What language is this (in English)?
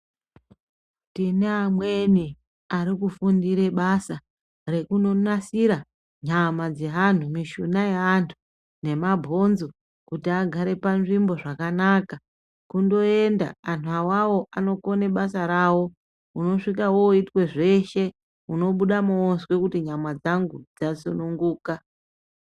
Ndau